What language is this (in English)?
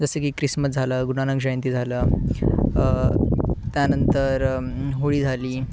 Marathi